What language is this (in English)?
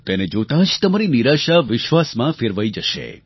Gujarati